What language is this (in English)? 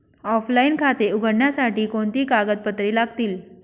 Marathi